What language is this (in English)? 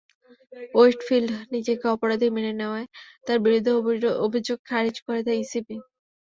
Bangla